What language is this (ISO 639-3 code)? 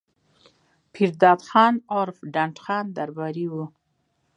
pus